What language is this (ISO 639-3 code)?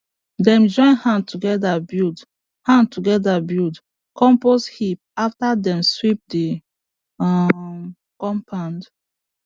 pcm